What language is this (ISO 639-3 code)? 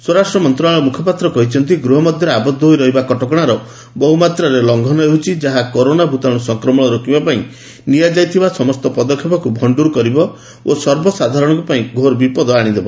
ori